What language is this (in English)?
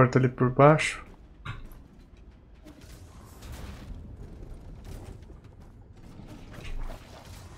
Portuguese